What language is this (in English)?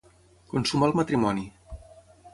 Catalan